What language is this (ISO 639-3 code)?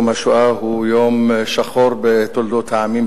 heb